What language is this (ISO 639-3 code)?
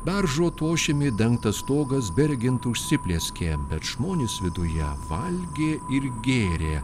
lit